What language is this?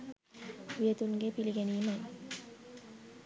Sinhala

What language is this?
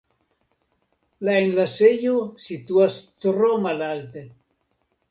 Esperanto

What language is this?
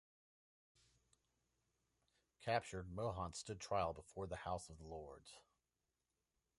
English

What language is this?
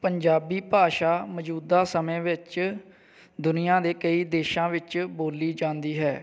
Punjabi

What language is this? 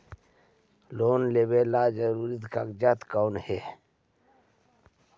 Magahi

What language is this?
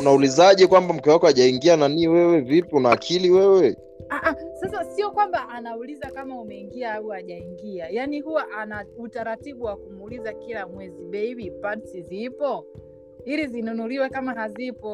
Swahili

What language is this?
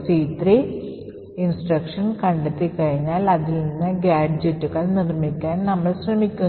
Malayalam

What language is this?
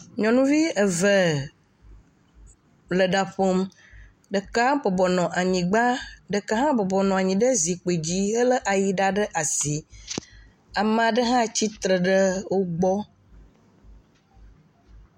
Ewe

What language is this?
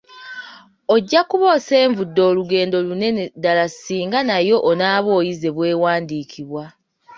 Ganda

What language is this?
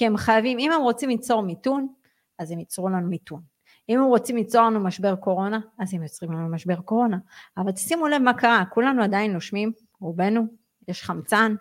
Hebrew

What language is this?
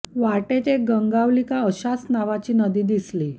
Marathi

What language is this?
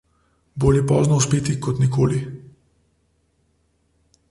Slovenian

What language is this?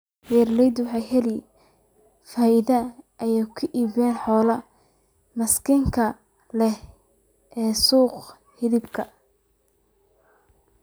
Somali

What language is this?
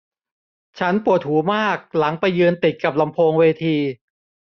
Thai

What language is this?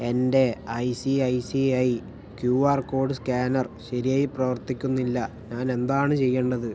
Malayalam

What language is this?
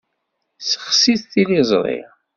Kabyle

